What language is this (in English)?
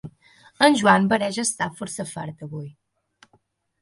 Catalan